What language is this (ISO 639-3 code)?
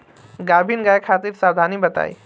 bho